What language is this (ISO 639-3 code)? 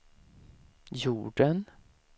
swe